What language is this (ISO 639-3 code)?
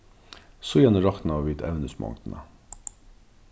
fao